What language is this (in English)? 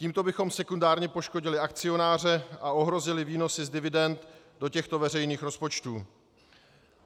Czech